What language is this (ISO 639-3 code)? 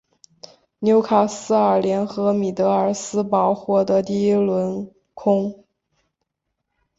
zho